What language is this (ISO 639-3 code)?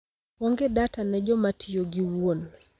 luo